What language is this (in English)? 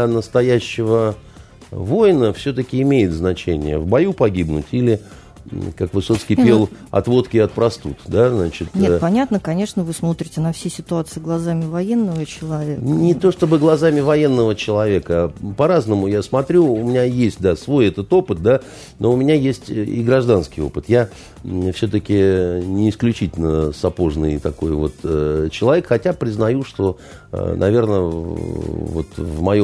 Russian